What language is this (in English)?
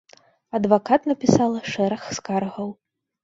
Belarusian